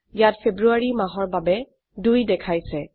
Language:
Assamese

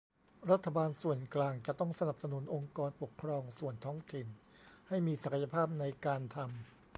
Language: Thai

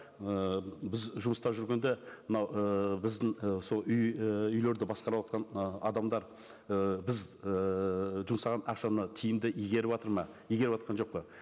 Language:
Kazakh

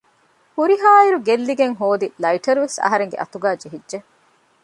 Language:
Divehi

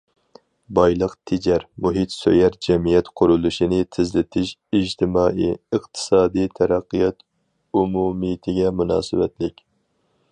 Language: Uyghur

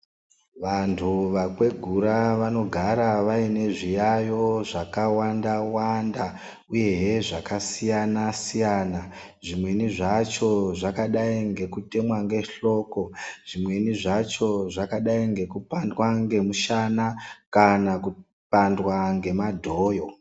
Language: Ndau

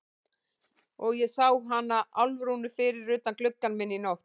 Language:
Icelandic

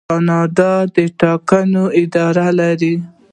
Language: Pashto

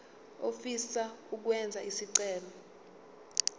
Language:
Zulu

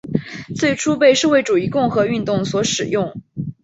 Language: Chinese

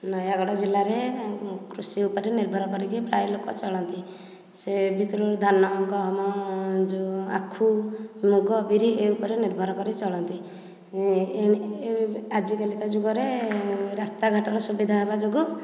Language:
Odia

